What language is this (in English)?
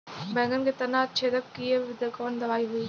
Bhojpuri